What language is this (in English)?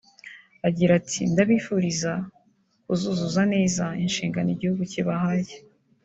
Kinyarwanda